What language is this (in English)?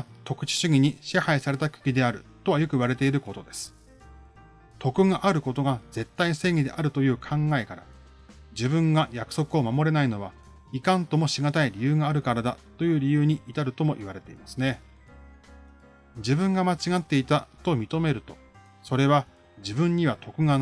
Japanese